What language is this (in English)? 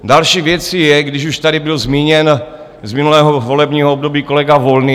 Czech